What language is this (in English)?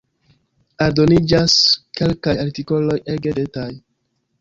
Esperanto